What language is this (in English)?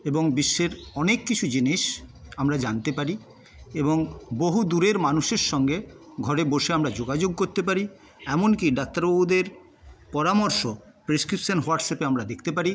Bangla